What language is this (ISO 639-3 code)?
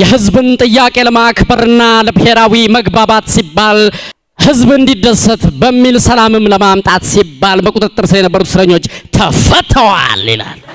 amh